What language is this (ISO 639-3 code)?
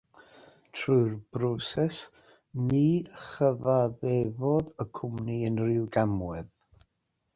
cym